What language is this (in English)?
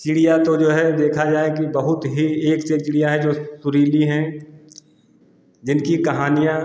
Hindi